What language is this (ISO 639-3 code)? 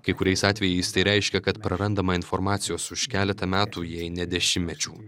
lit